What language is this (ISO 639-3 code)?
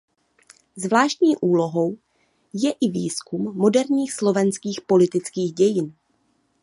ces